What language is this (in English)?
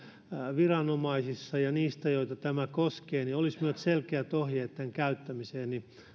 Finnish